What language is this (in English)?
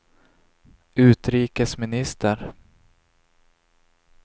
Swedish